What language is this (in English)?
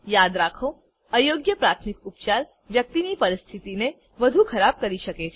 Gujarati